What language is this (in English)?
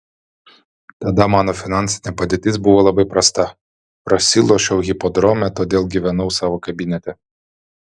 Lithuanian